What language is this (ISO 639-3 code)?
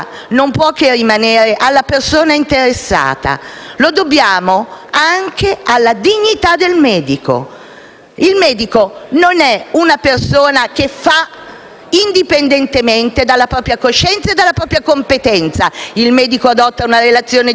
ita